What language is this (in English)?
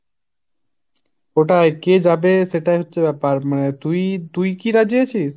Bangla